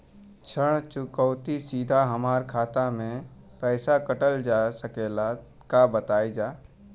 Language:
Bhojpuri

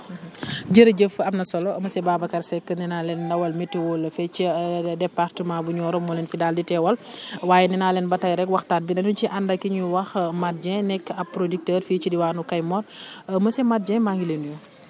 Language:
Wolof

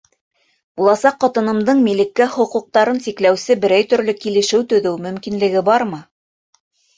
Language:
Bashkir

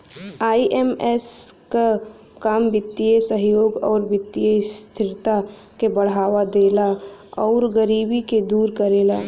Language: Bhojpuri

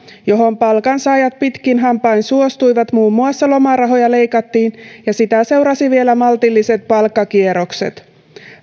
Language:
Finnish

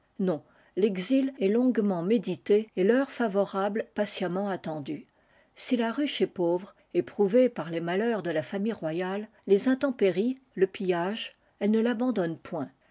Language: French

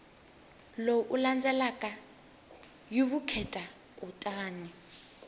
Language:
Tsonga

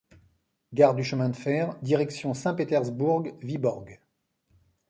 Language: French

